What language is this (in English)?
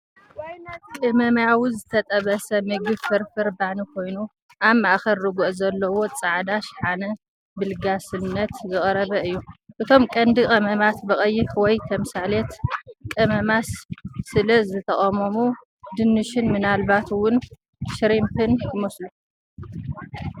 Tigrinya